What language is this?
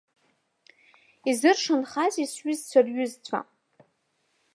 Abkhazian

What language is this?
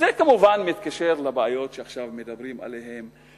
Hebrew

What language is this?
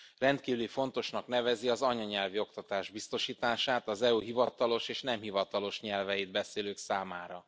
Hungarian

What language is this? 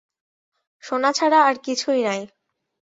Bangla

